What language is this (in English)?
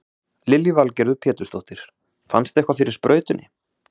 Icelandic